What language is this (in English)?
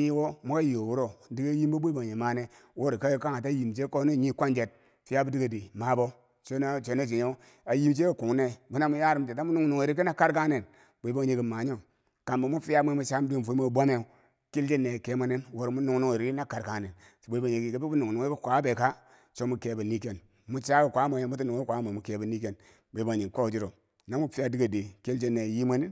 Bangwinji